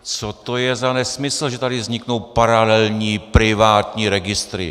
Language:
Czech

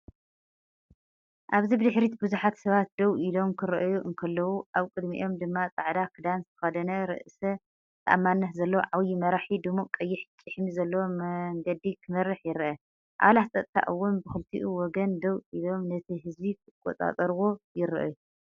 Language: Tigrinya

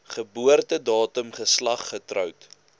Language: Afrikaans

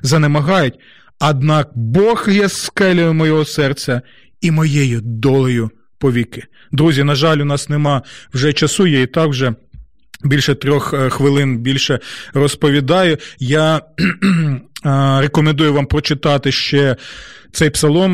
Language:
Ukrainian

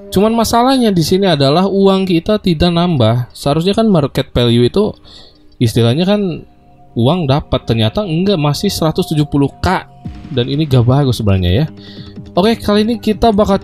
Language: Indonesian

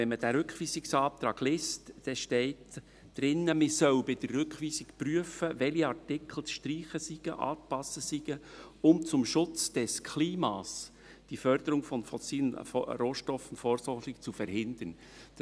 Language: Swiss German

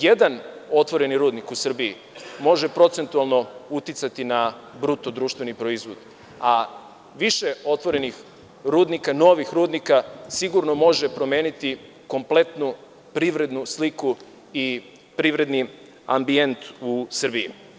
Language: Serbian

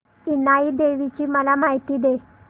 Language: Marathi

